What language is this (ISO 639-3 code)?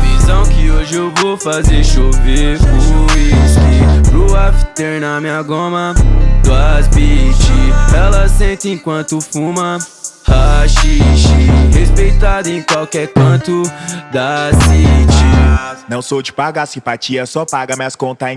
por